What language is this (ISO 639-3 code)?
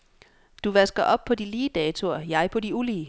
dan